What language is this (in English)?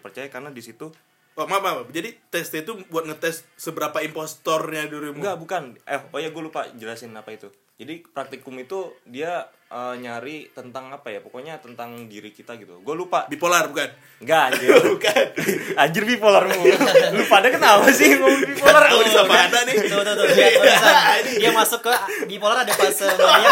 Indonesian